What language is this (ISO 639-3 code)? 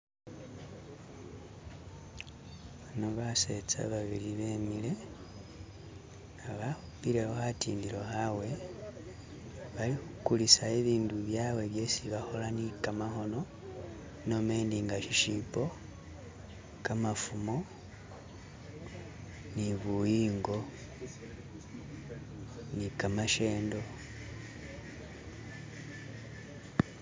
myx